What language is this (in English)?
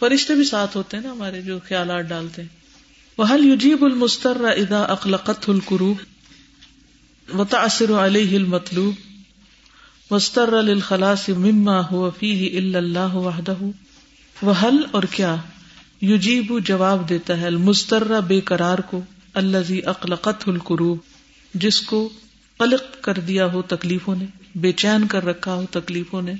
Urdu